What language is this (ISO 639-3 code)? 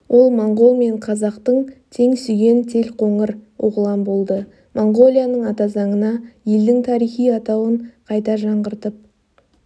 kaz